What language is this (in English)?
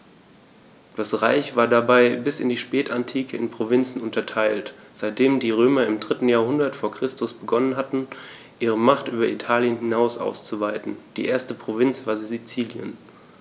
German